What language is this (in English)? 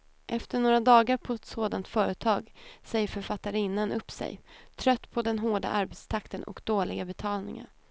Swedish